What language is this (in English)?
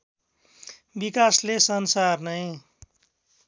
Nepali